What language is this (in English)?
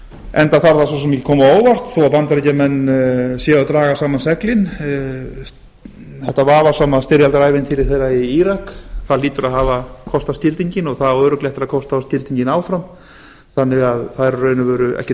Icelandic